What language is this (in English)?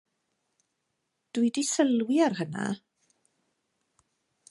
Welsh